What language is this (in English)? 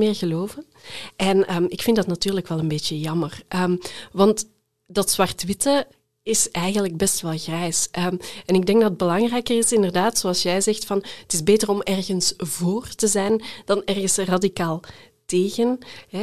Dutch